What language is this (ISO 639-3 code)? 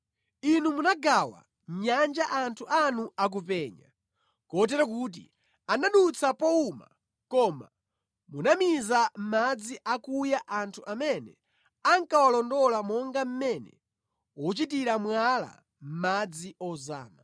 nya